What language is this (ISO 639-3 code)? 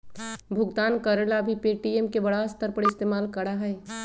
mag